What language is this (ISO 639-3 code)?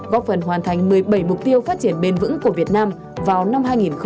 vie